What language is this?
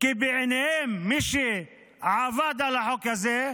Hebrew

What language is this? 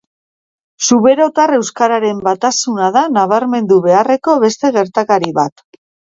Basque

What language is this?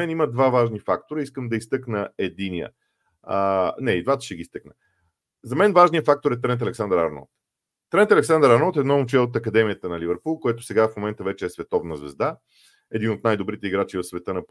Bulgarian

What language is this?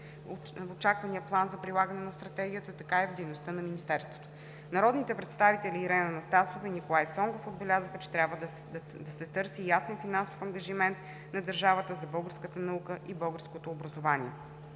Bulgarian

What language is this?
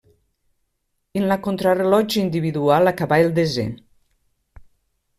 Catalan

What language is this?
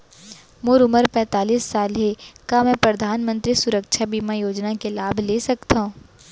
Chhattisgarhi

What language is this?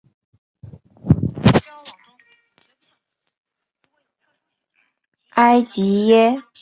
Chinese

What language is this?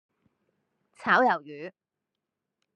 Cantonese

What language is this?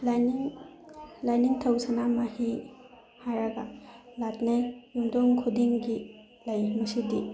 Manipuri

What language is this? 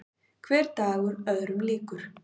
Icelandic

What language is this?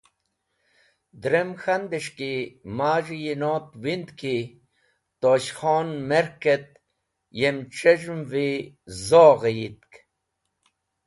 Wakhi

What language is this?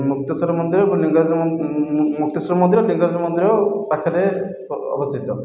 Odia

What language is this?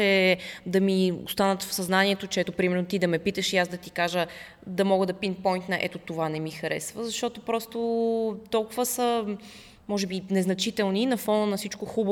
Bulgarian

